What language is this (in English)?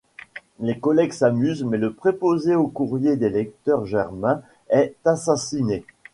French